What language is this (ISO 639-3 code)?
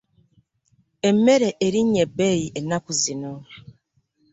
lug